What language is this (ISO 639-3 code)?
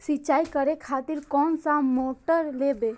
mai